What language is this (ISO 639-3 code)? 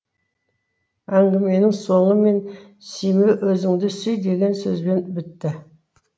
kaz